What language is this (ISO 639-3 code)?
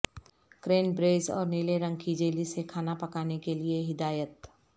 urd